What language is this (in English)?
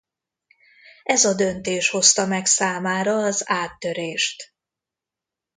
Hungarian